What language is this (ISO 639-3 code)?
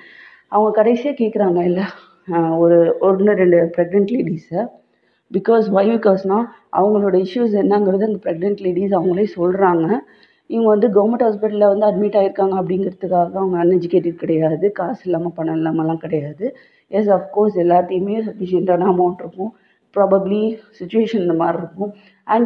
tam